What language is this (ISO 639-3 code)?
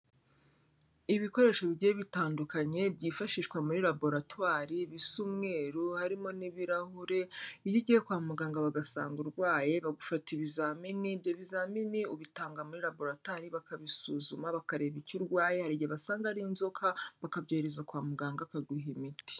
kin